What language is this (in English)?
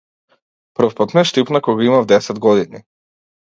Macedonian